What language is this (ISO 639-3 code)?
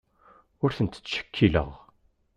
kab